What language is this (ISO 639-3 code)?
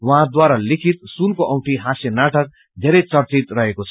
nep